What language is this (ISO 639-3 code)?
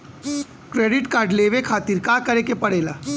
bho